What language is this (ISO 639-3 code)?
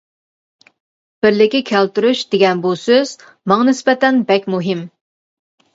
uig